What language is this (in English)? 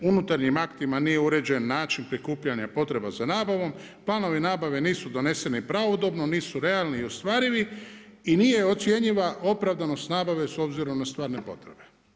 Croatian